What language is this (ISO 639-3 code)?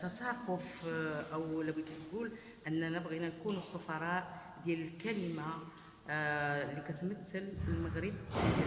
ara